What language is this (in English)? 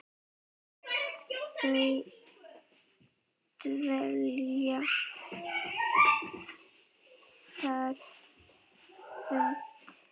Icelandic